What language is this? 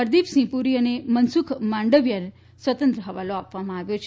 Gujarati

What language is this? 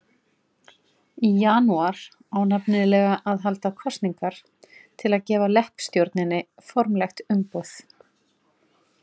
Icelandic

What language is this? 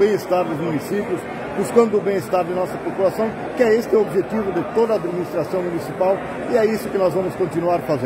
Portuguese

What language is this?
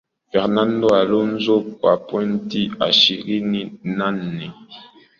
Swahili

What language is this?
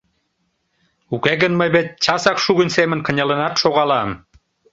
Mari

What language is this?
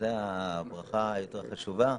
Hebrew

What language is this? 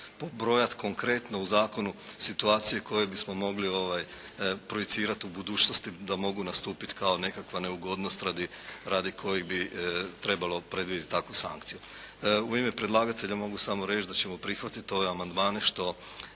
Croatian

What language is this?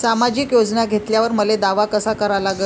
Marathi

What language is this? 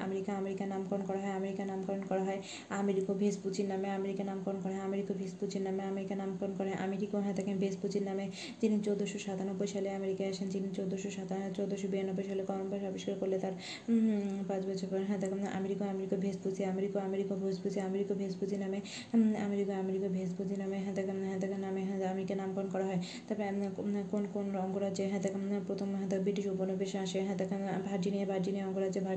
Bangla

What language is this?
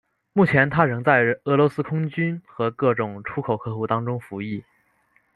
Chinese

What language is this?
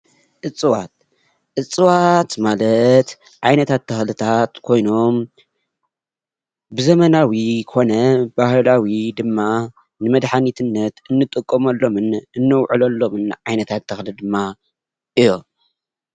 Tigrinya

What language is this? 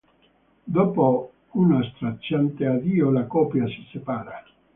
Italian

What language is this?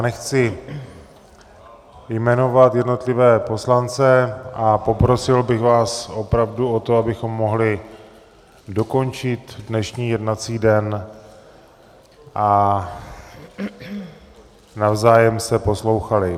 Czech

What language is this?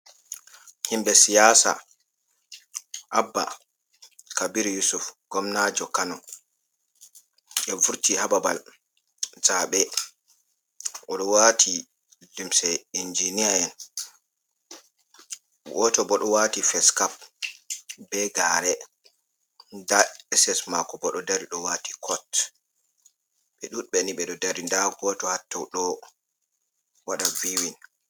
Fula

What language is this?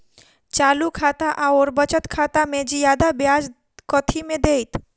Maithili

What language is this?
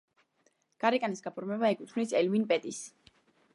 Georgian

